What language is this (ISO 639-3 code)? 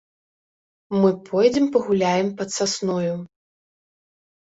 bel